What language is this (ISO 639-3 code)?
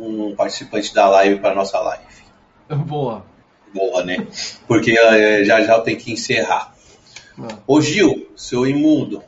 por